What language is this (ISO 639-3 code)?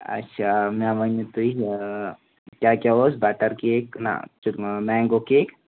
kas